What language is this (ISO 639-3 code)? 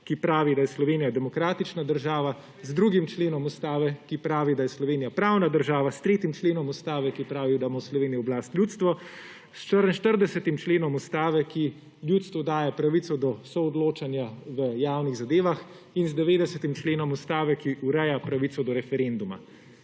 slv